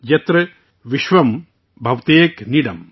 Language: Urdu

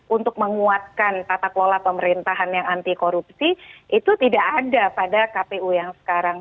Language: Indonesian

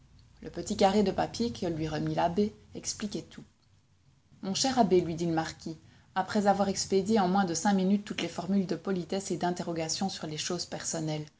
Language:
French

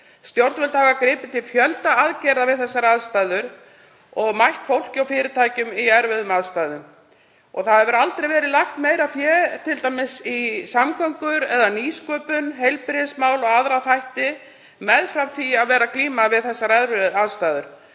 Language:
Icelandic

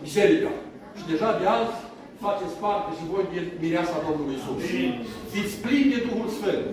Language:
Romanian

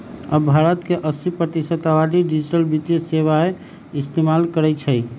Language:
Magahi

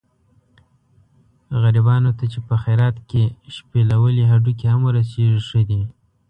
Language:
Pashto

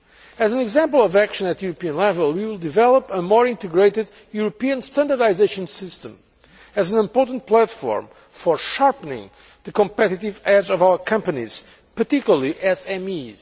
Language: English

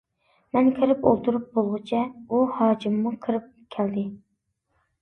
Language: Uyghur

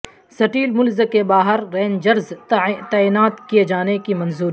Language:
Urdu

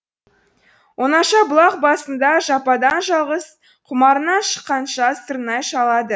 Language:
Kazakh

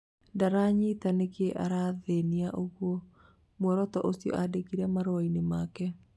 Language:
Kikuyu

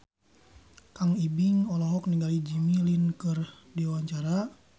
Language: Sundanese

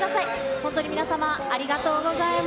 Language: Japanese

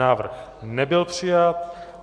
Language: Czech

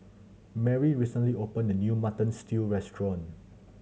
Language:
English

